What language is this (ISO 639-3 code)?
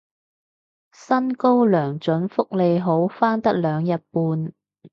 yue